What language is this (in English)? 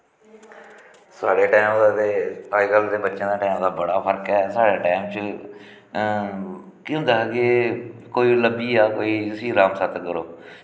Dogri